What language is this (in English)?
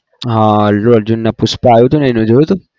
Gujarati